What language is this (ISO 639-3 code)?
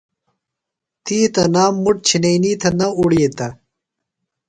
phl